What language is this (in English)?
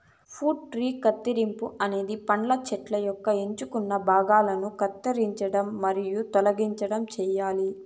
Telugu